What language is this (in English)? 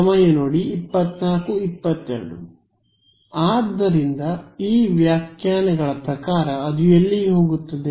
Kannada